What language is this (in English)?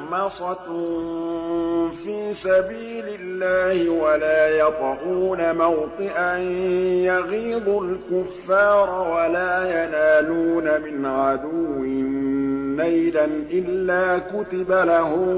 Arabic